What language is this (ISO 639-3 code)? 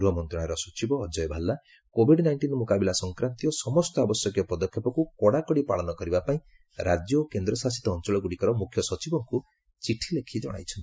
ori